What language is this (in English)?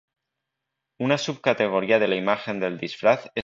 Spanish